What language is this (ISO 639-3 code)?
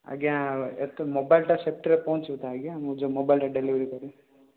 ori